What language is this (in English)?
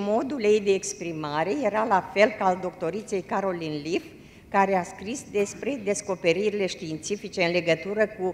Romanian